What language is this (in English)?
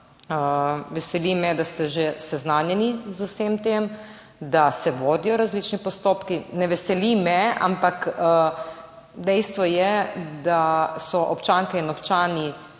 Slovenian